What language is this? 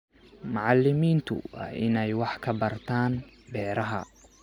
Somali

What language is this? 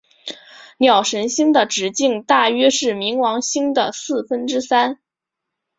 Chinese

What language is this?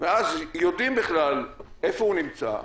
Hebrew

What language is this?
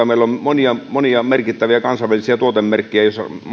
Finnish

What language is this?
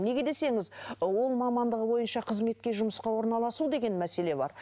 Kazakh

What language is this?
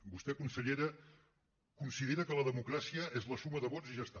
Catalan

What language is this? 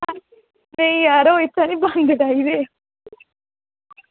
Dogri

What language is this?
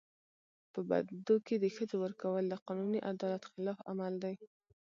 Pashto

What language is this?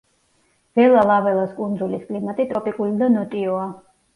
Georgian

